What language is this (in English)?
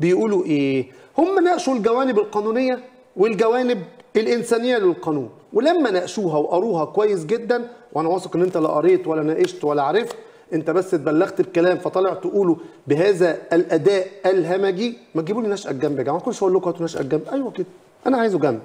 Arabic